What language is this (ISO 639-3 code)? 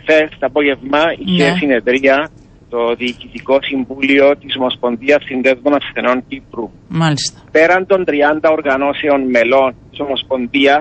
ell